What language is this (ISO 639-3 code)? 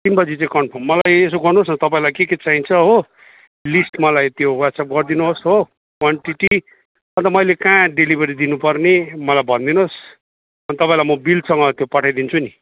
nep